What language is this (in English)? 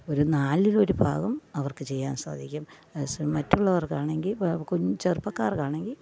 Malayalam